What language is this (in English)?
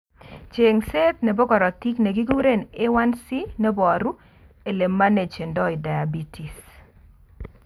Kalenjin